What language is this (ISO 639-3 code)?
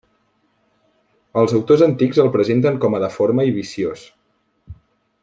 cat